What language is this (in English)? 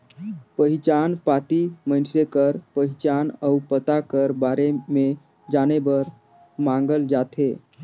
Chhattisgarhi